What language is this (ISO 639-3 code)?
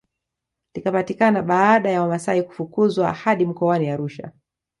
swa